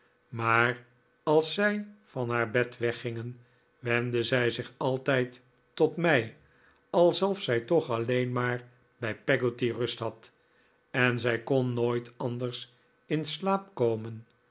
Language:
Dutch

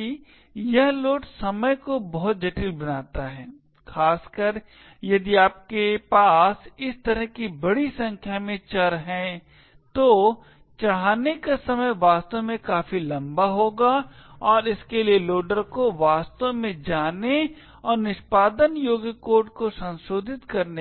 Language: Hindi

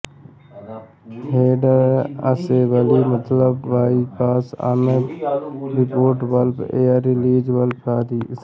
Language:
Hindi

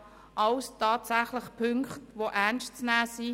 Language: Swiss German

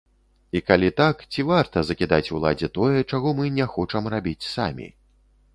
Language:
Belarusian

